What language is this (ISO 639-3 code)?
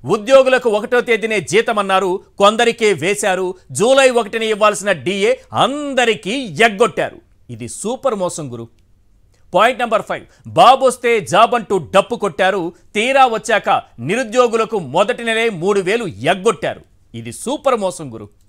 tel